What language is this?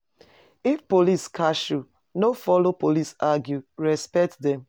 Nigerian Pidgin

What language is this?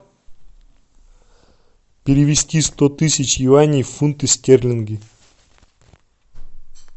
Russian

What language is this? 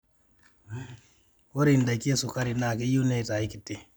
Masai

